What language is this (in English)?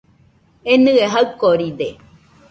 Nüpode Huitoto